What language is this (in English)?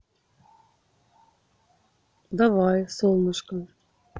Russian